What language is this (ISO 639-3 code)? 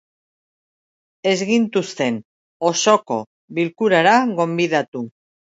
eus